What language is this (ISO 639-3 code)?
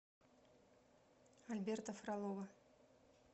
rus